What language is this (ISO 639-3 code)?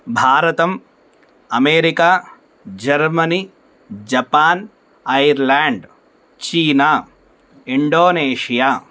san